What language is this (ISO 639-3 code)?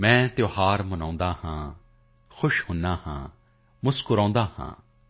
pan